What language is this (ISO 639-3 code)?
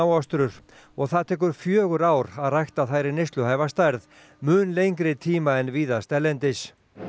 isl